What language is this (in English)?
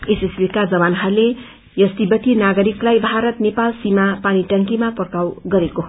Nepali